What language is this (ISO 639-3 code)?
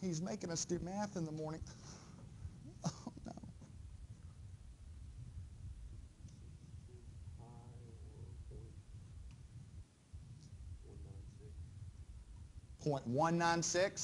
eng